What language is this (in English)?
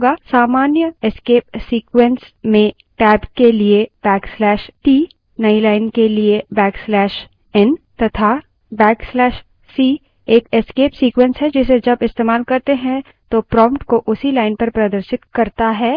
Hindi